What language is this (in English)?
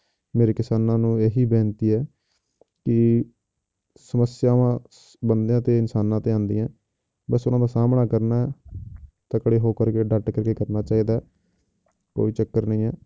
Punjabi